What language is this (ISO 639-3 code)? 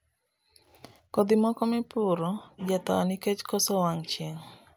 luo